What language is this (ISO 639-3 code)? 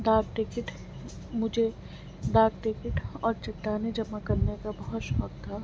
urd